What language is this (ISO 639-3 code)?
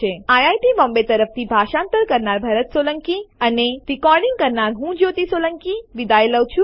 guj